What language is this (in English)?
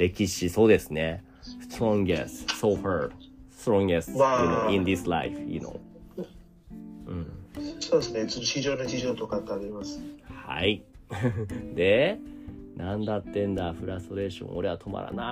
Japanese